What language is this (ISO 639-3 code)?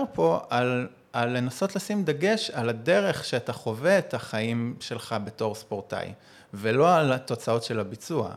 heb